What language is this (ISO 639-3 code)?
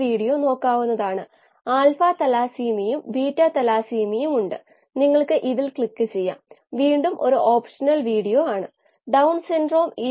mal